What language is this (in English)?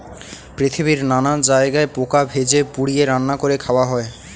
Bangla